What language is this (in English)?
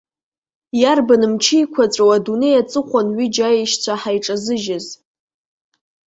Abkhazian